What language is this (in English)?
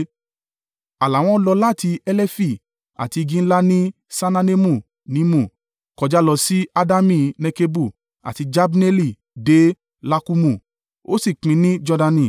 Yoruba